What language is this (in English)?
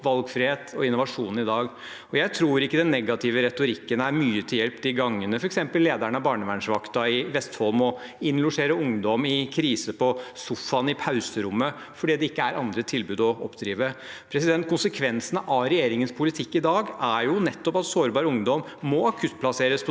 Norwegian